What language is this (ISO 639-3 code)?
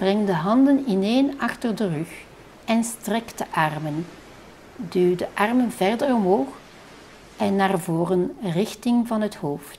nld